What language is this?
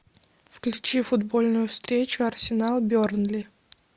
Russian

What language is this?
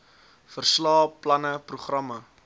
Afrikaans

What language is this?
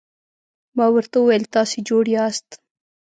Pashto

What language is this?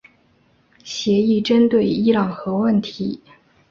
Chinese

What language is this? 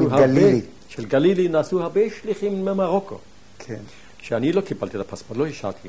Hebrew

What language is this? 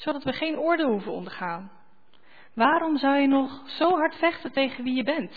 Dutch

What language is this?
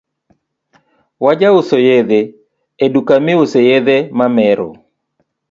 Luo (Kenya and Tanzania)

